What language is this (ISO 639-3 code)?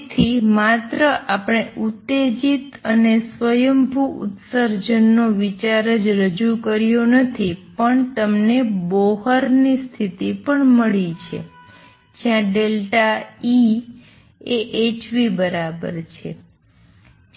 guj